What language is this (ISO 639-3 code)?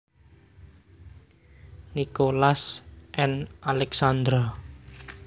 jav